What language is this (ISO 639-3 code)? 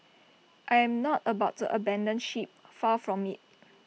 eng